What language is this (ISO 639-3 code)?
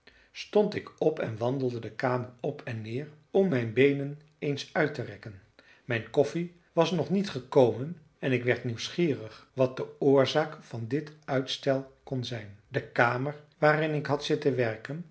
nld